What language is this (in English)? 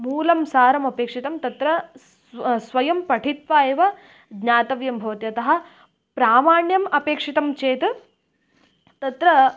Sanskrit